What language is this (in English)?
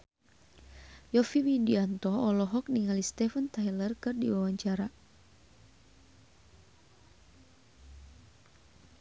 Sundanese